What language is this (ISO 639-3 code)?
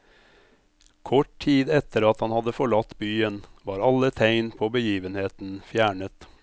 nor